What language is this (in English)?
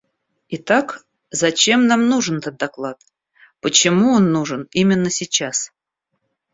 Russian